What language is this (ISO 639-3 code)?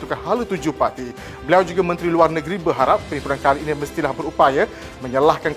msa